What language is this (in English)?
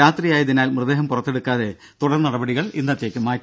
Malayalam